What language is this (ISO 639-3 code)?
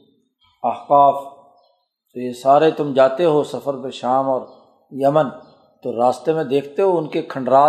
urd